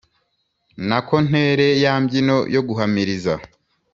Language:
Kinyarwanda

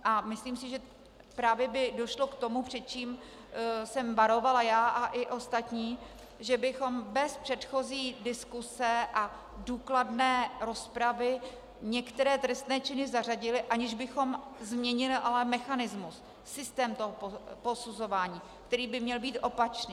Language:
Czech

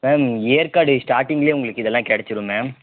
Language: Tamil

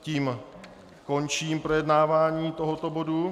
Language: Czech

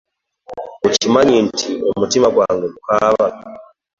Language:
Ganda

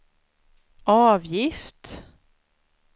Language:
Swedish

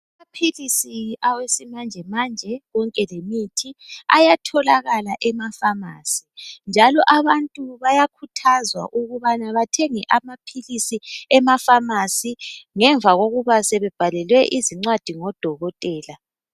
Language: North Ndebele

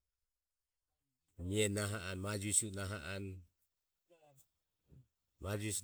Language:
Ömie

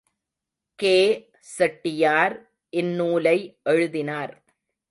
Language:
Tamil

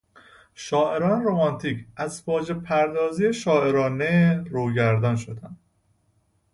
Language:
Persian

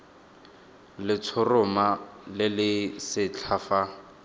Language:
Tswana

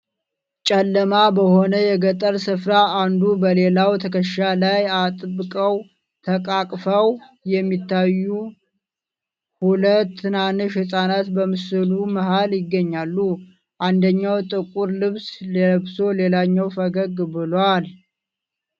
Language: Amharic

